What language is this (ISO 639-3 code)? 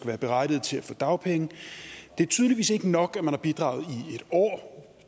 dan